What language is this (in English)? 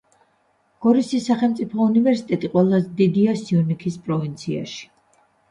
Georgian